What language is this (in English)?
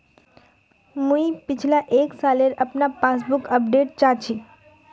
Magahi